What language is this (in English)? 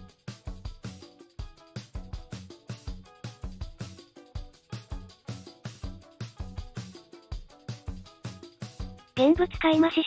Japanese